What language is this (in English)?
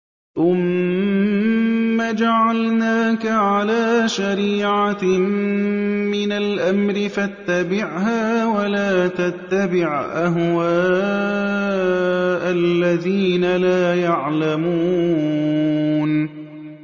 Arabic